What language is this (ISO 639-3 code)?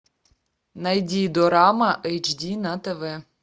rus